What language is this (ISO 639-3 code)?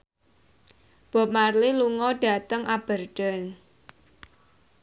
jav